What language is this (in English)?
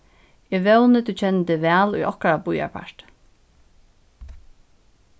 Faroese